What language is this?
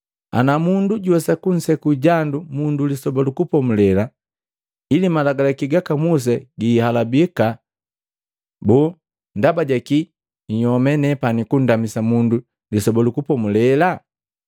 Matengo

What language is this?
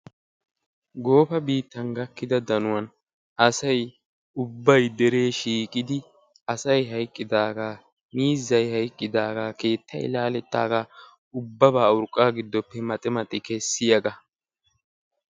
Wolaytta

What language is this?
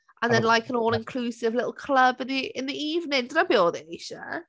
Welsh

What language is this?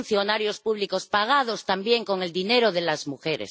Spanish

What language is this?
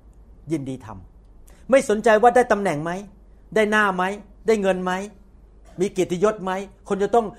Thai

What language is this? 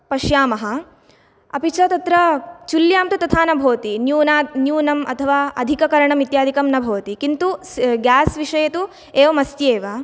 Sanskrit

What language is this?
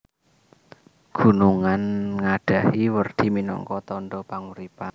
Javanese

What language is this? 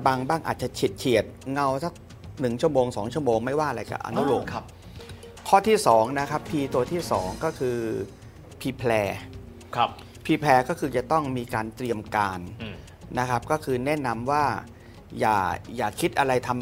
Thai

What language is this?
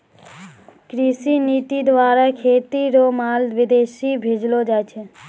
Maithili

